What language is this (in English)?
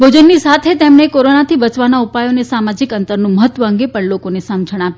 Gujarati